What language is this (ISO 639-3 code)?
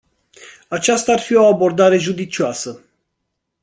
ron